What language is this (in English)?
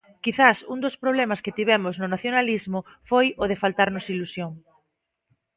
Galician